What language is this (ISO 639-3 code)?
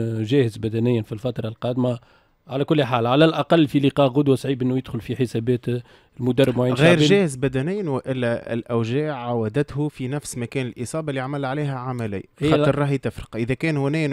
ara